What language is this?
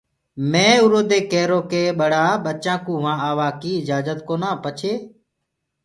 Gurgula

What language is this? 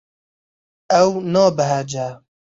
Kurdish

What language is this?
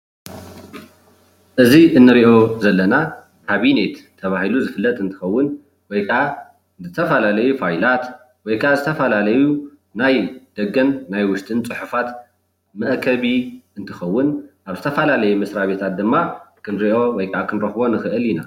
Tigrinya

